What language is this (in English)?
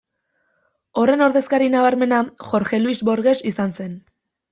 Basque